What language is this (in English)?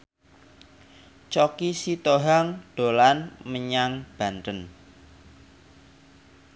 Javanese